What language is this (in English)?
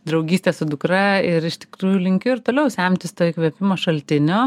Lithuanian